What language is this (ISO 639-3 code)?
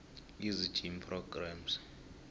nbl